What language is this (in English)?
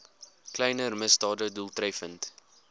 Afrikaans